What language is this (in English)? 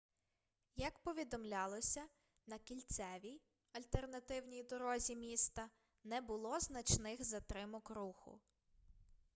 Ukrainian